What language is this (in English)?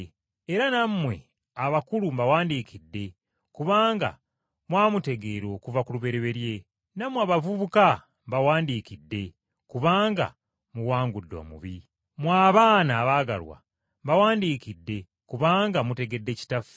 Ganda